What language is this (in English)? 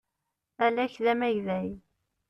Kabyle